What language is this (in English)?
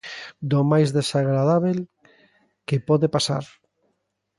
Galician